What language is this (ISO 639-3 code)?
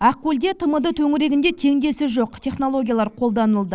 kaz